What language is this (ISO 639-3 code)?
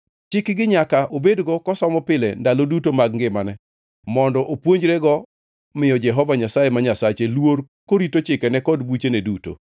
luo